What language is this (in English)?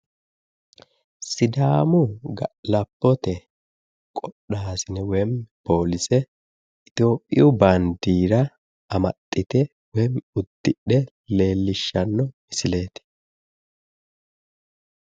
Sidamo